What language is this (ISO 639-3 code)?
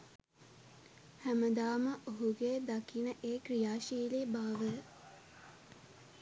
sin